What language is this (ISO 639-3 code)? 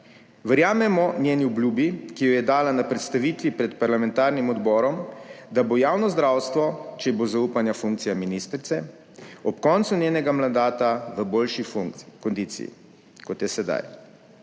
slv